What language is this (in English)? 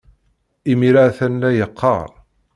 Kabyle